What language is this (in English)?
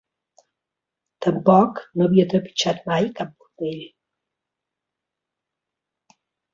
Catalan